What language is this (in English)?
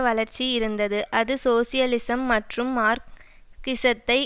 Tamil